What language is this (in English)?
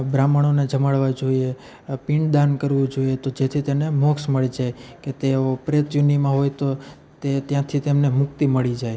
Gujarati